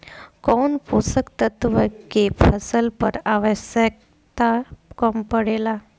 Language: Bhojpuri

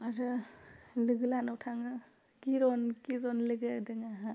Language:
Bodo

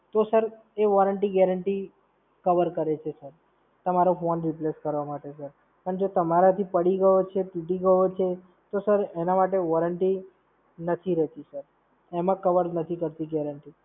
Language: Gujarati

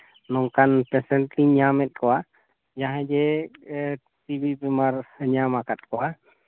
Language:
Santali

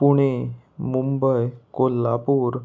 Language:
Konkani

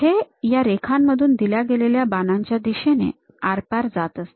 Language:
Marathi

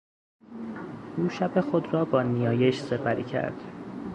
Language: Persian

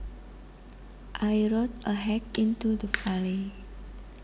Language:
Javanese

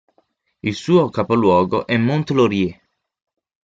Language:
Italian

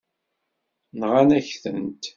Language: Kabyle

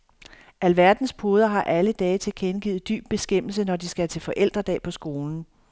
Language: Danish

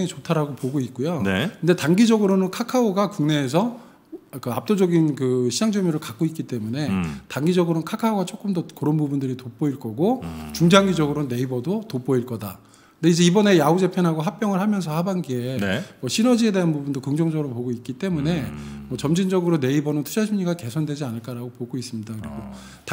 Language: Korean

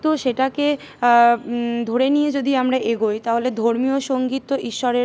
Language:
Bangla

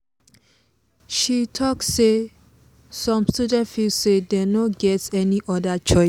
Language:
Nigerian Pidgin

